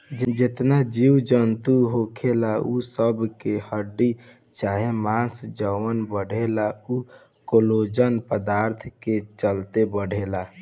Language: Bhojpuri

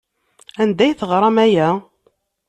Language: Kabyle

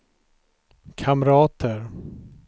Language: Swedish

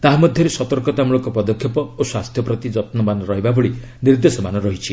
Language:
Odia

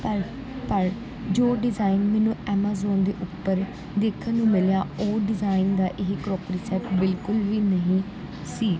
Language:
Punjabi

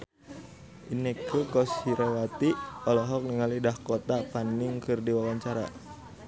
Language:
Sundanese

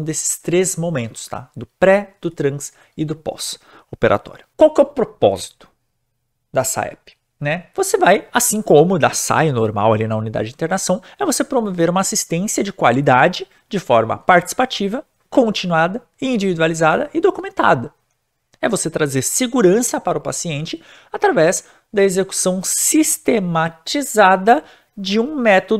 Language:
Portuguese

